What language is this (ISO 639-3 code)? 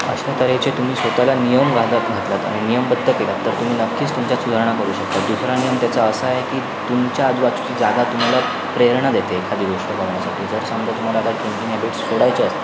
mar